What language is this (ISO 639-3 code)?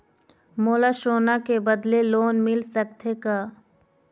hne